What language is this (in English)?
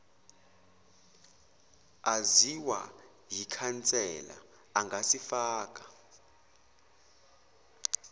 Zulu